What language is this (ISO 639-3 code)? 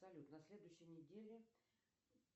rus